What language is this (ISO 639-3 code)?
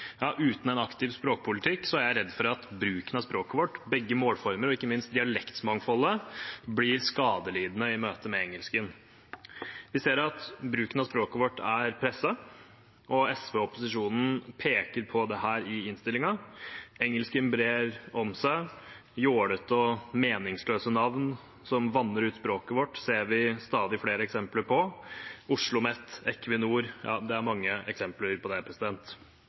nob